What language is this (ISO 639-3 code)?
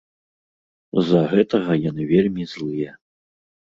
bel